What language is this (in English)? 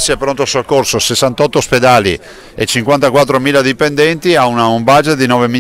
Italian